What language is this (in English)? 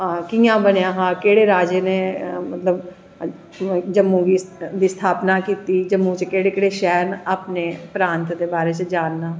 Dogri